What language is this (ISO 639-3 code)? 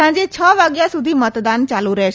guj